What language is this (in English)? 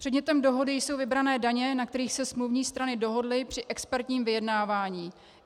Czech